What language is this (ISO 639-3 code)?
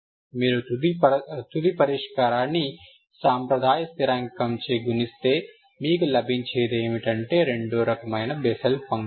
tel